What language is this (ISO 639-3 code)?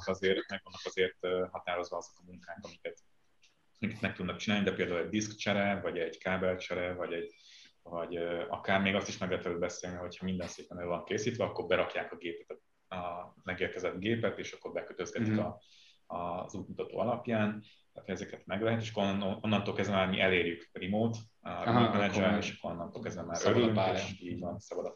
hun